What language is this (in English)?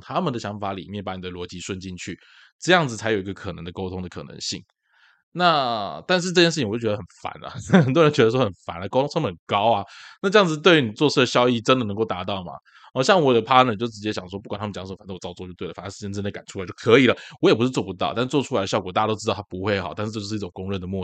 Chinese